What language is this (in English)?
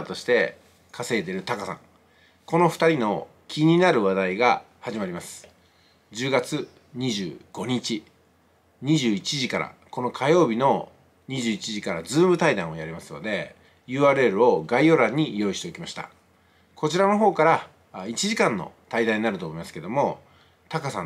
Japanese